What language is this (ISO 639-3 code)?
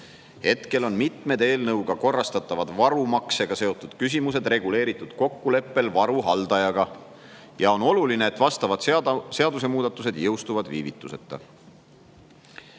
est